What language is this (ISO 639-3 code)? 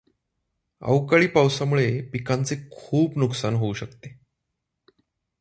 mar